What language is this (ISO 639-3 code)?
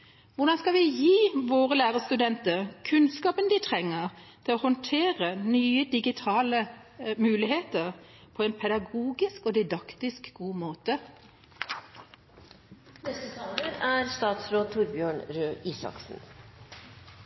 nob